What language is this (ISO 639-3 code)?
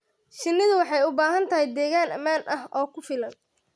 som